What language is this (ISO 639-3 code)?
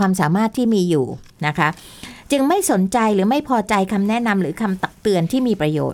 tha